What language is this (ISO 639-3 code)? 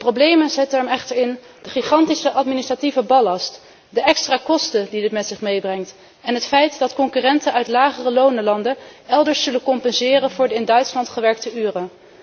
nld